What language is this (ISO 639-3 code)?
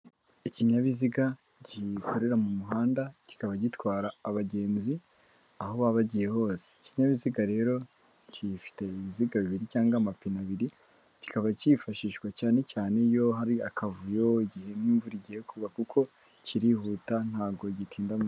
kin